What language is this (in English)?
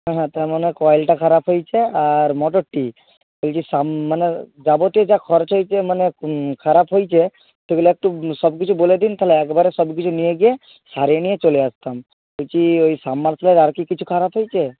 Bangla